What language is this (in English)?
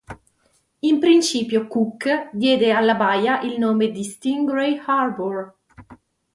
Italian